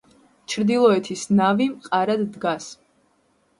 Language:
Georgian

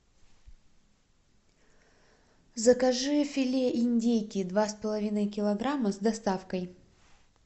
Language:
Russian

